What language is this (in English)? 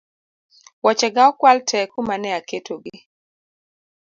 Luo (Kenya and Tanzania)